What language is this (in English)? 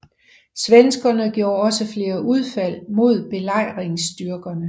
Danish